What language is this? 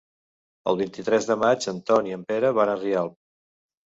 Catalan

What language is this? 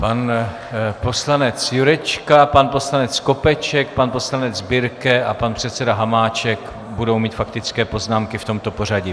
Czech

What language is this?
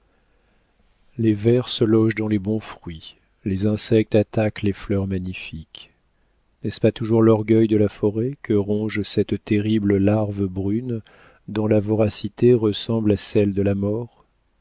French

